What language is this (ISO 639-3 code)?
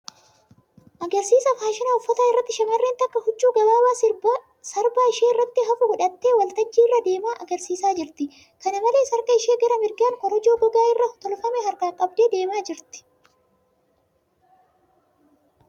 orm